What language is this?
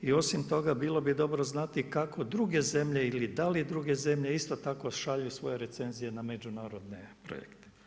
Croatian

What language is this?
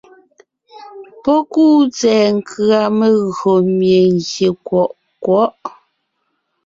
Ngiemboon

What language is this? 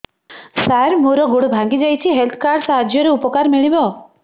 Odia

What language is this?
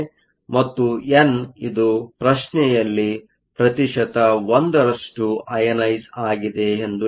Kannada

